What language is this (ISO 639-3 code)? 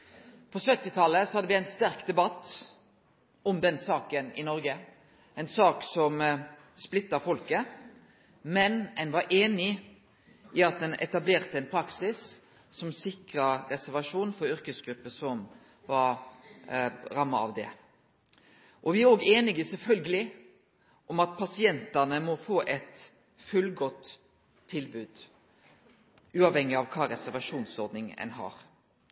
nno